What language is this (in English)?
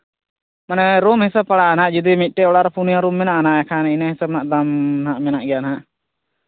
Santali